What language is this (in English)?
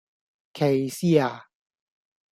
Cantonese